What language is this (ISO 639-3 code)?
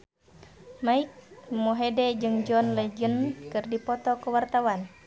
sun